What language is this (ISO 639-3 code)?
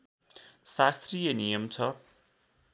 nep